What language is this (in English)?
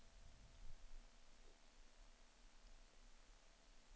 Swedish